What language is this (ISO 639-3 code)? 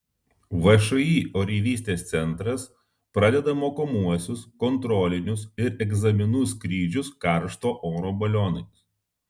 lit